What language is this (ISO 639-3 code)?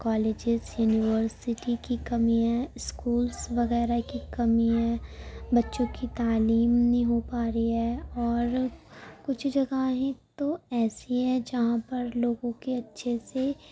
urd